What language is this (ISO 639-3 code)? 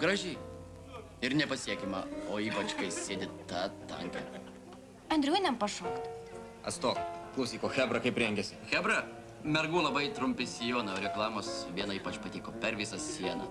lit